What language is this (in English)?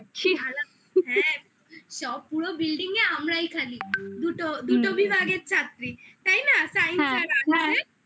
Bangla